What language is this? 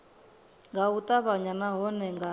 Venda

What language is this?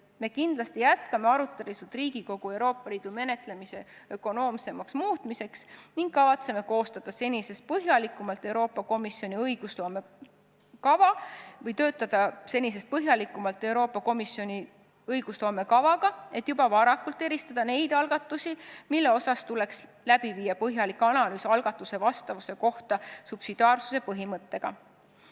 Estonian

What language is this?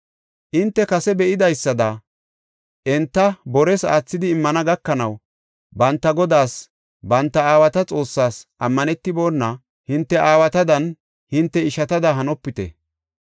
Gofa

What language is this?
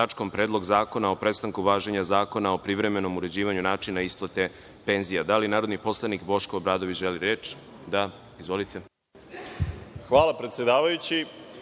Serbian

